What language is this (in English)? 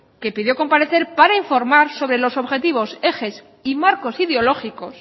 Spanish